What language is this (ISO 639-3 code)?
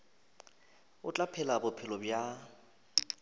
nso